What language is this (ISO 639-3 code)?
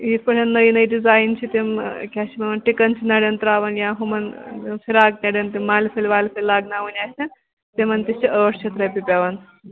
kas